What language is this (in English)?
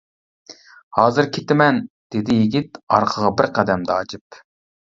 Uyghur